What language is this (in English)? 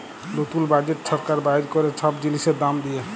Bangla